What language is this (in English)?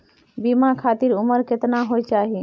Maithili